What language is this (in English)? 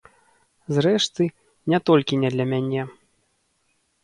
Belarusian